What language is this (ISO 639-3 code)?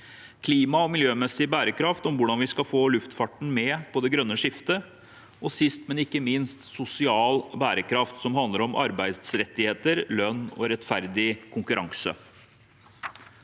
nor